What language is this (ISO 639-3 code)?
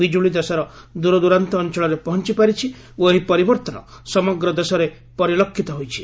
ori